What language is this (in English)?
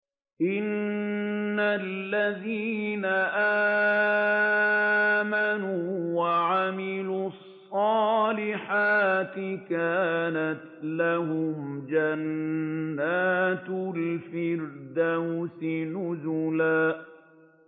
Arabic